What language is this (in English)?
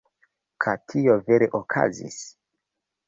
Esperanto